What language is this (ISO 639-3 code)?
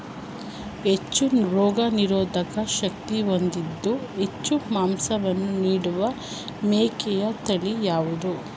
kan